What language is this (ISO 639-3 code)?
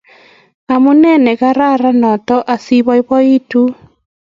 kln